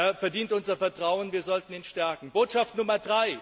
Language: German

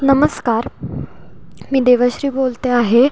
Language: Marathi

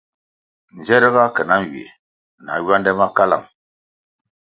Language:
Kwasio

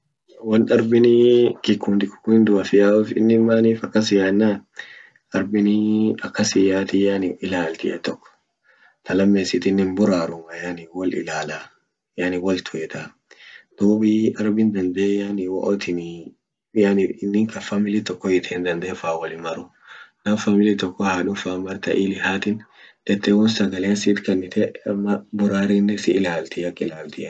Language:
Orma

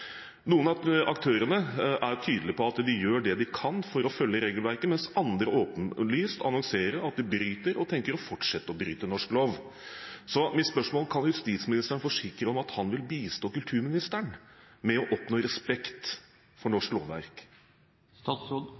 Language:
Norwegian Bokmål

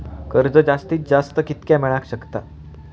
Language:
Marathi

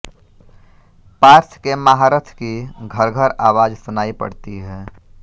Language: Hindi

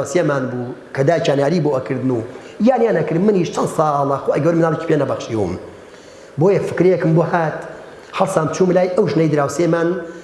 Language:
Arabic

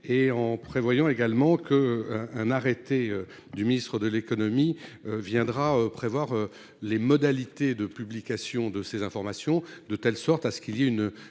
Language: French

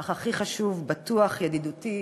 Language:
Hebrew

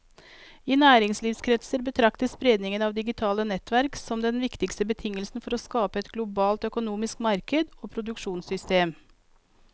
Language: Norwegian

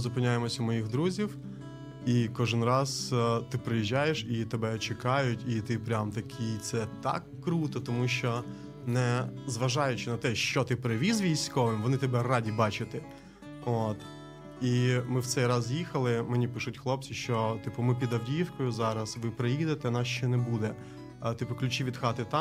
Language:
Ukrainian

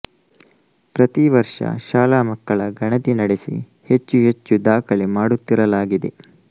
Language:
Kannada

